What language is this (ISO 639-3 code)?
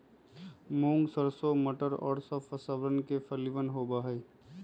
mag